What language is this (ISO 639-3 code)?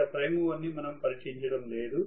tel